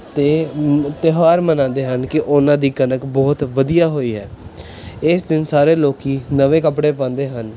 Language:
Punjabi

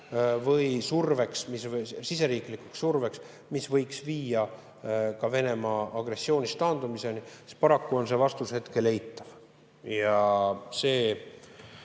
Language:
Estonian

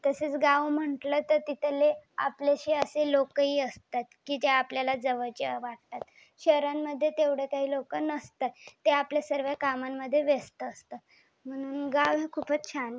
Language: Marathi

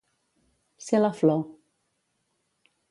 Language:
Catalan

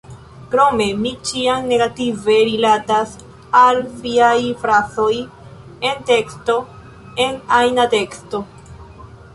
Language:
Esperanto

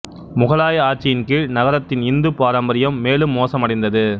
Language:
Tamil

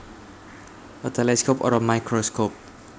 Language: Javanese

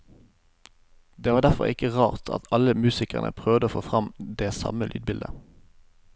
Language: Norwegian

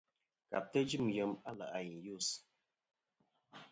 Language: Kom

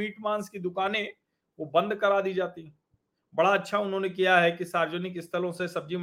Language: Hindi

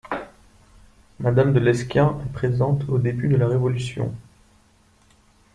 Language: French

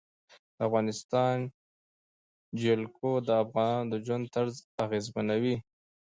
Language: Pashto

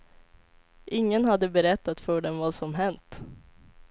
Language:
Swedish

